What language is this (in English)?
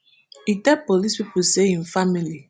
Nigerian Pidgin